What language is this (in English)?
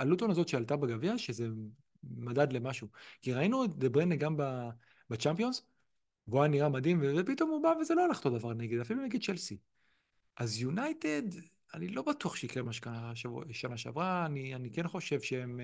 Hebrew